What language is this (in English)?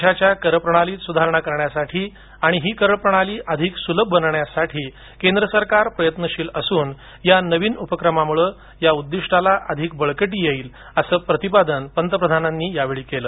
Marathi